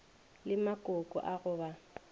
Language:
Northern Sotho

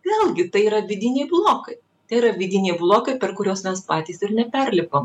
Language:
Lithuanian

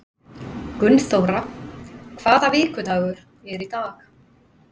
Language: Icelandic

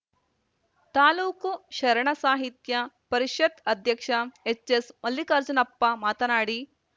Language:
Kannada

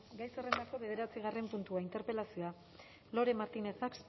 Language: Basque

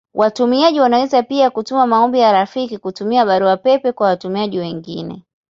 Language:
Swahili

